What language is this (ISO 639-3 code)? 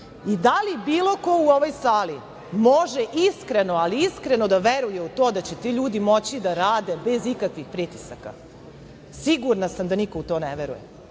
srp